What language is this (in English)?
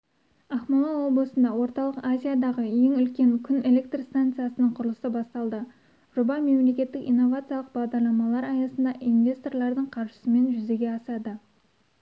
Kazakh